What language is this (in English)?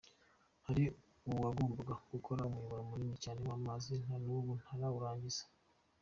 Kinyarwanda